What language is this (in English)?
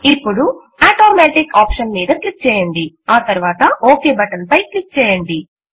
Telugu